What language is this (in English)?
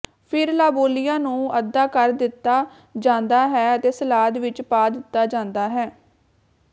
Punjabi